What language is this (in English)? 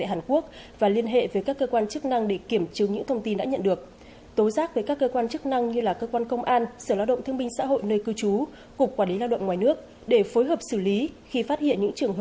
Vietnamese